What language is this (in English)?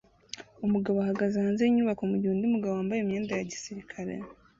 Kinyarwanda